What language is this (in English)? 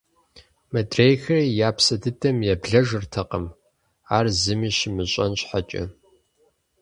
Kabardian